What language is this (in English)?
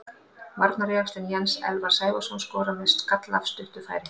Icelandic